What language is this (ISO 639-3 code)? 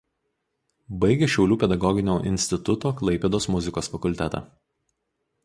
lit